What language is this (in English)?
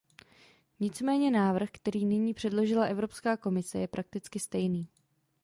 Czech